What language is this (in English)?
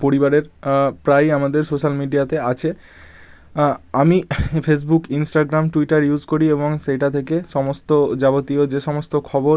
Bangla